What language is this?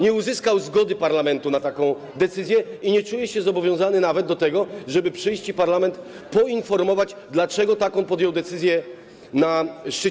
Polish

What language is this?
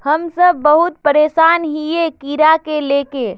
Magahi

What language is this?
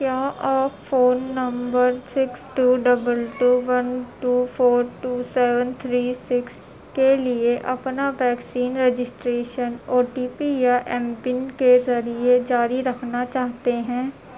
Urdu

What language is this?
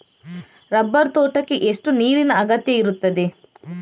Kannada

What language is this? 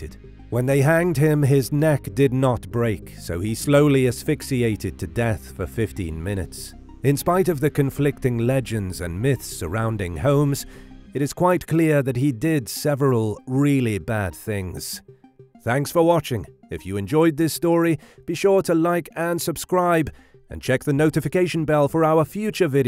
English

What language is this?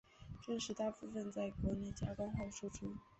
Chinese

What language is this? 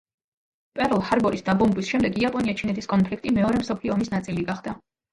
Georgian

